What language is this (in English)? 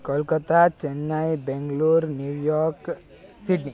Sanskrit